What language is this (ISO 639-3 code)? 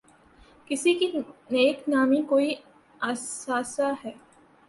urd